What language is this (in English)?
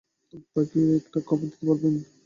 Bangla